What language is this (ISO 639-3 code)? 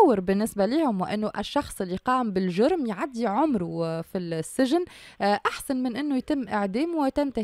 ara